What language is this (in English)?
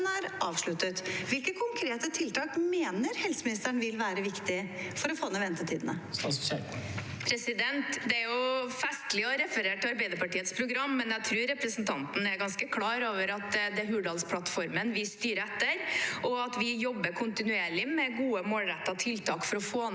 Norwegian